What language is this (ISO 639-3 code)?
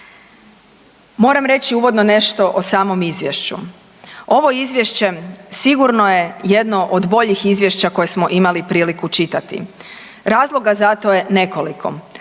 hrv